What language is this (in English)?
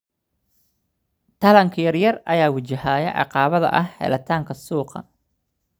Somali